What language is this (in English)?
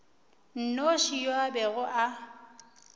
Northern Sotho